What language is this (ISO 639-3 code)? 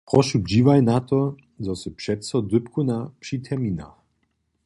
hsb